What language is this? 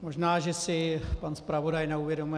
Czech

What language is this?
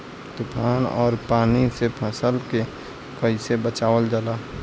Bhojpuri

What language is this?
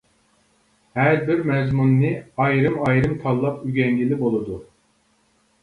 Uyghur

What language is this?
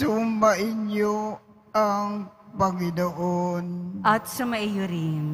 Filipino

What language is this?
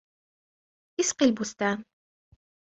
Arabic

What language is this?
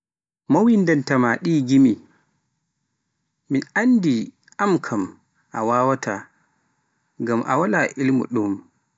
Pular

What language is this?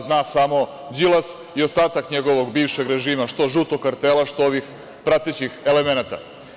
Serbian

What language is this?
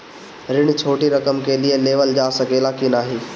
Bhojpuri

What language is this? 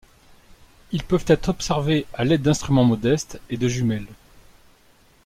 French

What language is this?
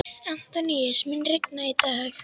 Icelandic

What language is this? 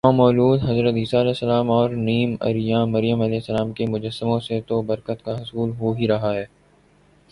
Urdu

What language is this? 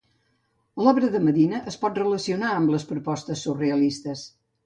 Catalan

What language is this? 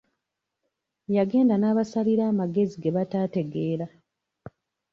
Ganda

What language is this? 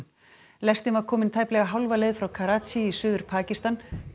Icelandic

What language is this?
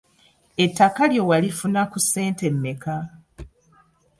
Ganda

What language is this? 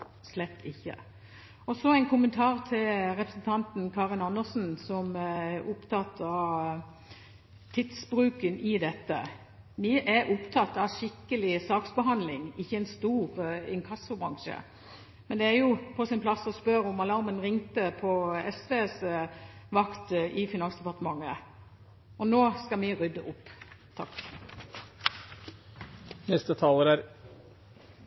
Norwegian Bokmål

